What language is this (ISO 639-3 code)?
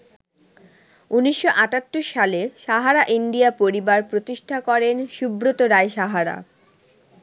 ben